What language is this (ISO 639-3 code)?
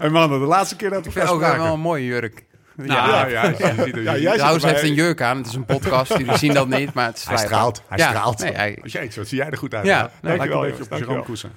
nld